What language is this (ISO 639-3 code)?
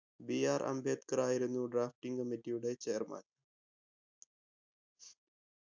mal